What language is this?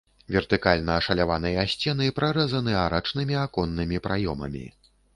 Belarusian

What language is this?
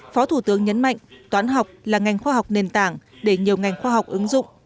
Vietnamese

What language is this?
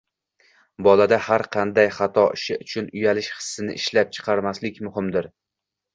Uzbek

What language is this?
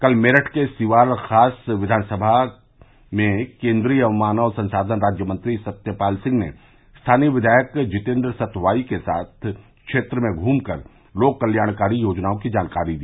Hindi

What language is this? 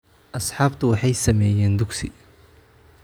Somali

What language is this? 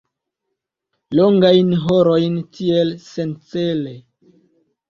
Esperanto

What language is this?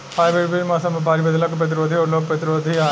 Bhojpuri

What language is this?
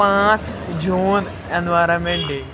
Kashmiri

